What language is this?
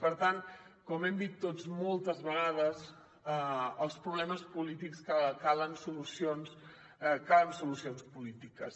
Catalan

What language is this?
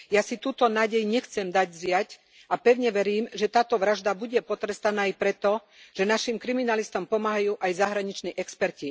Slovak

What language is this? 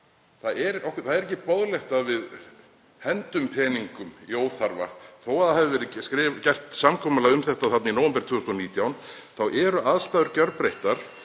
Icelandic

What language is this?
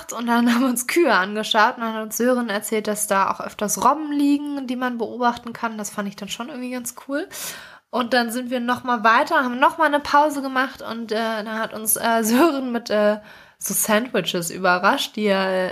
German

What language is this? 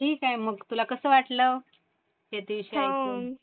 Marathi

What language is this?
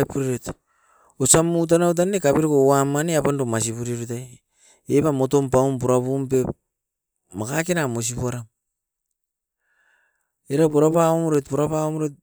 Askopan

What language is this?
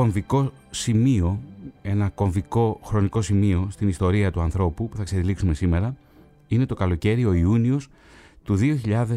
Greek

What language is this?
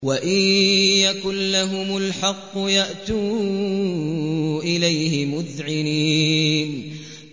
Arabic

